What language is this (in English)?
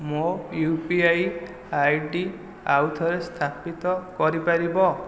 Odia